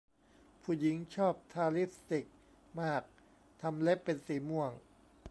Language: Thai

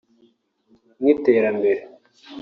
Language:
Kinyarwanda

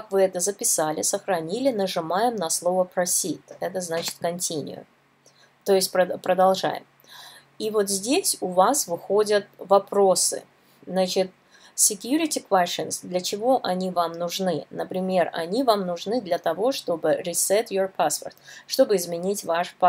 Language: Russian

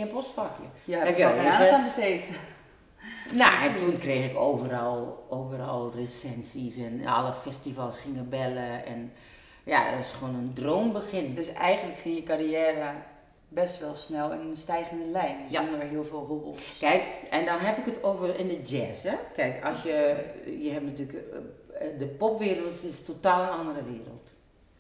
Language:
Dutch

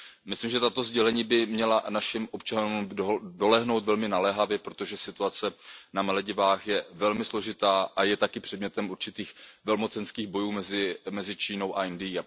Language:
Czech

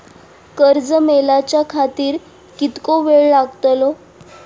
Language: Marathi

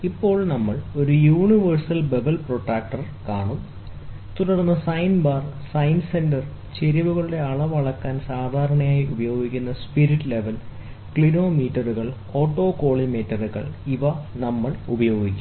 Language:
Malayalam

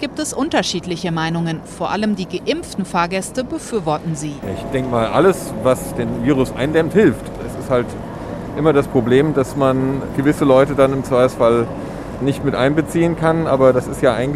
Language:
German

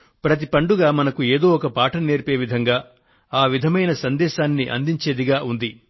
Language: Telugu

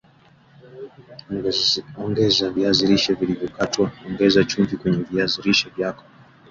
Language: Swahili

